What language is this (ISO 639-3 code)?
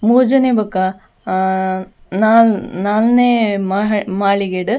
tcy